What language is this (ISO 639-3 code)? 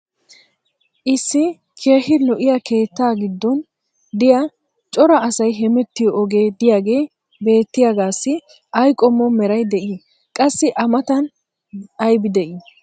wal